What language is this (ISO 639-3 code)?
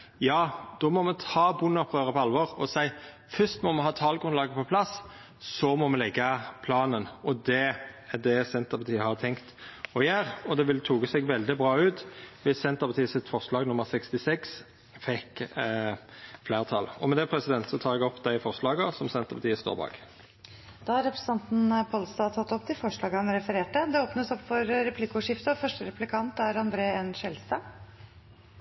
nor